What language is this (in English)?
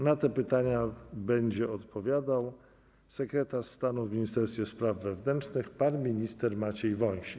Polish